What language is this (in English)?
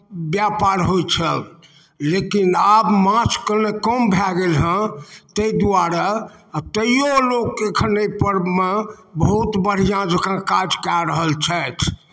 Maithili